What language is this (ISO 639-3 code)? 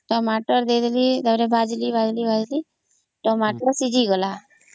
ori